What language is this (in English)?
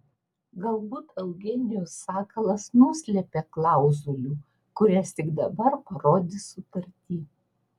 Lithuanian